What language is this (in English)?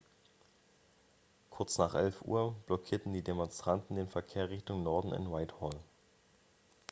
German